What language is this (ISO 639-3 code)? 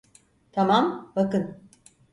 tur